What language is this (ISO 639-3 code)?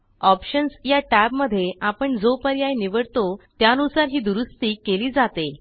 mar